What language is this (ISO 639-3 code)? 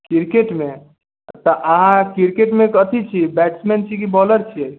mai